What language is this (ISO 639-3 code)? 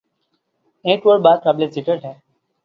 urd